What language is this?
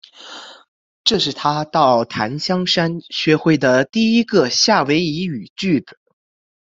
Chinese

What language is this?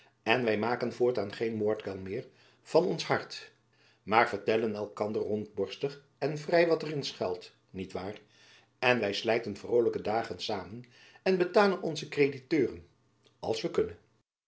Dutch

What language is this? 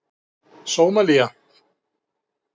Icelandic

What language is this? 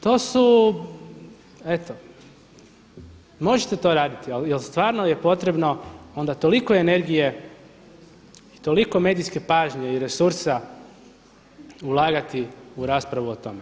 Croatian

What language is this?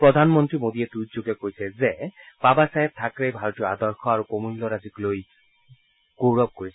Assamese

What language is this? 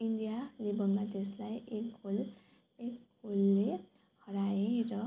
Nepali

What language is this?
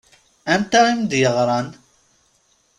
Kabyle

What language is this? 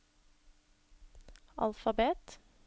Norwegian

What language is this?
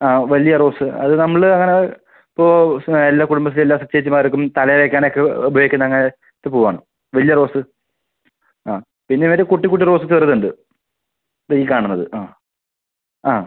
Malayalam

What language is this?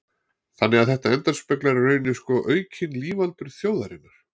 Icelandic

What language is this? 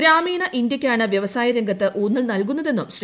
Malayalam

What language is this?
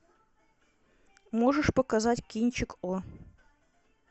Russian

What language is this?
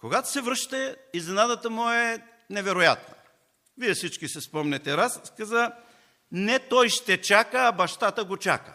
Bulgarian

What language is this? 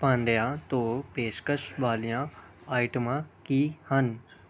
Punjabi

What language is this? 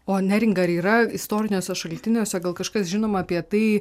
Lithuanian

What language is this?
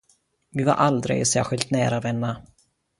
Swedish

